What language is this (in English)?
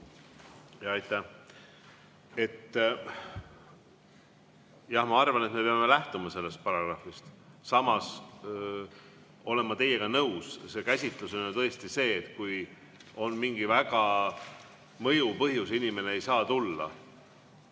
Estonian